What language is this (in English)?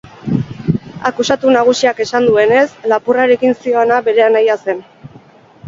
Basque